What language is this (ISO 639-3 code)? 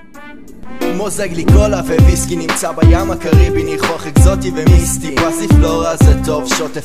heb